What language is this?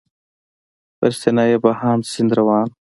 Pashto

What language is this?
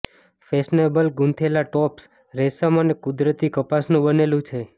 Gujarati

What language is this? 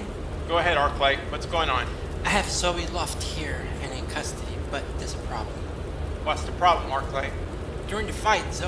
English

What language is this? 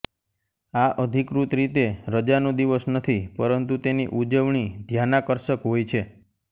Gujarati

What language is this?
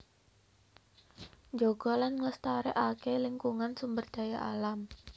Javanese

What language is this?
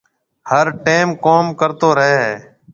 Marwari (Pakistan)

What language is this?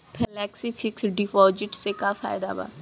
Bhojpuri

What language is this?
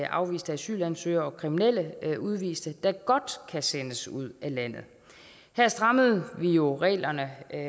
Danish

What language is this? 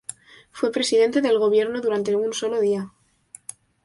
Spanish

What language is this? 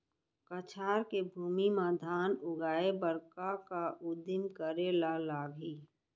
Chhattisgarhi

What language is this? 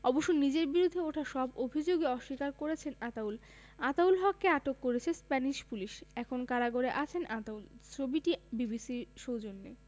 Bangla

